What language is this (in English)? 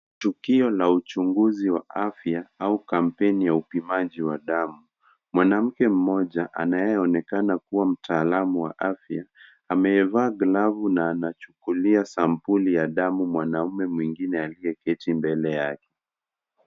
Swahili